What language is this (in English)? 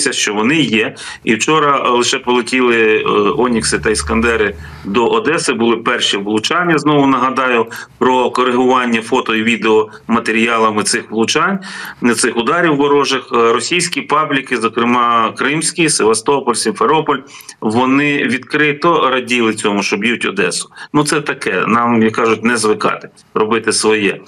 Ukrainian